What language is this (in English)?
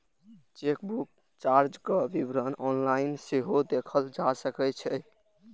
Maithili